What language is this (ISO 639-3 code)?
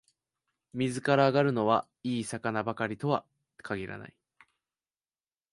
jpn